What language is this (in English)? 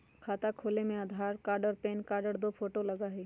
Magahi